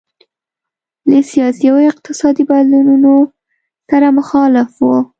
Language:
Pashto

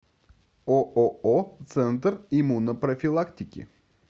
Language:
Russian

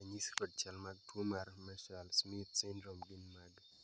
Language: Luo (Kenya and Tanzania)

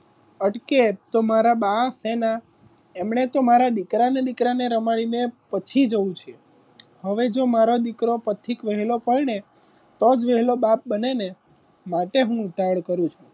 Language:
Gujarati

